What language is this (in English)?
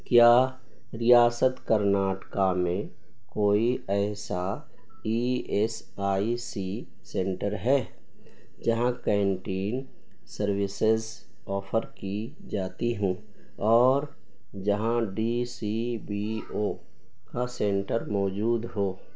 Urdu